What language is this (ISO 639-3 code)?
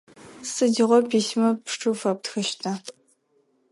ady